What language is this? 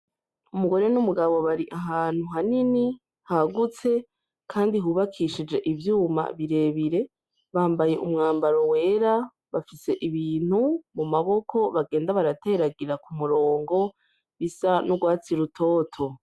Rundi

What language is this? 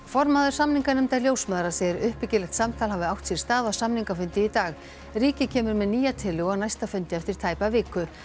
Icelandic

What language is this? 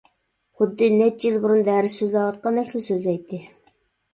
Uyghur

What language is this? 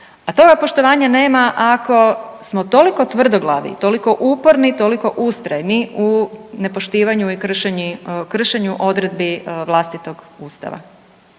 Croatian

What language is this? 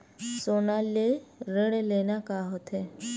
Chhattisgarhi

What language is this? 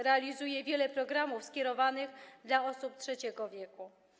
Polish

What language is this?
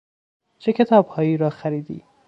Persian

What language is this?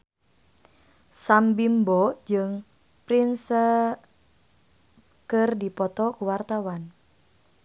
Sundanese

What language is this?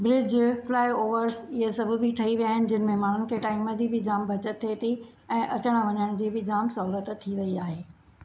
Sindhi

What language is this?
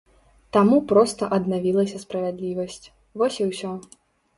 Belarusian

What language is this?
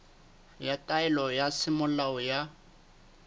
Southern Sotho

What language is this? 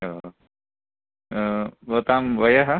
Sanskrit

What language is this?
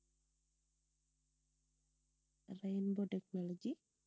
Tamil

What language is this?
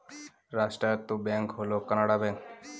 Bangla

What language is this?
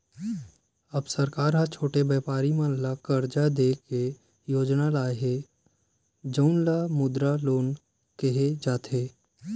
Chhattisgarhi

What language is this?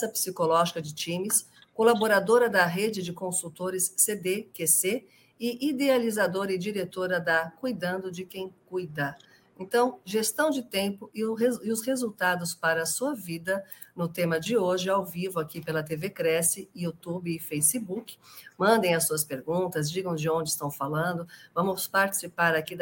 Portuguese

